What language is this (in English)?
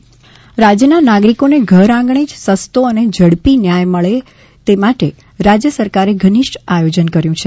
Gujarati